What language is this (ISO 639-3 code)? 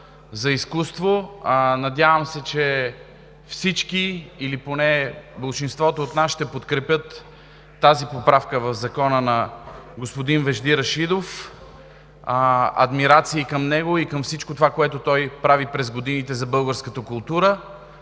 bul